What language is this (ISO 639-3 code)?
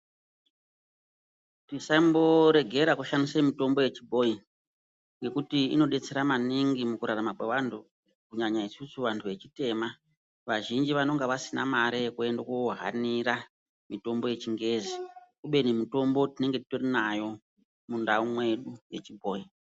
ndc